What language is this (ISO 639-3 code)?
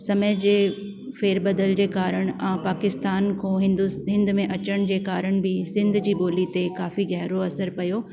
snd